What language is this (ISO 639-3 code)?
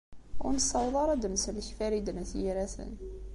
kab